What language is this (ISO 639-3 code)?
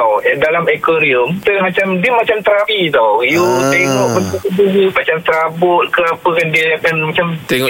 msa